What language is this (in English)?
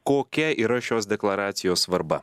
Lithuanian